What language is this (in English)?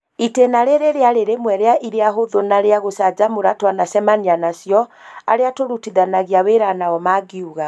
Kikuyu